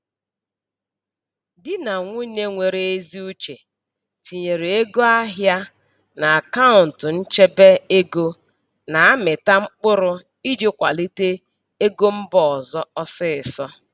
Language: Igbo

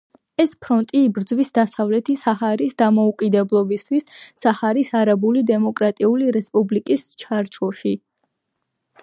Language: Georgian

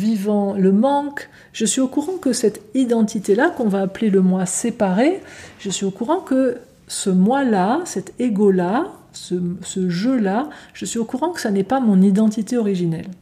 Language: French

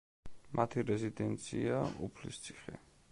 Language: Georgian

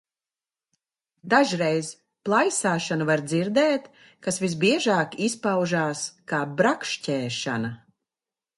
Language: Latvian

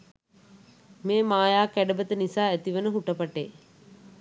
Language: Sinhala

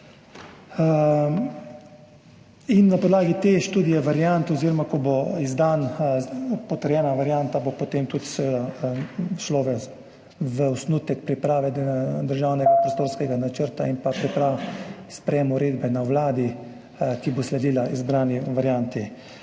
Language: Slovenian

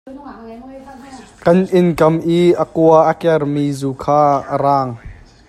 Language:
Hakha Chin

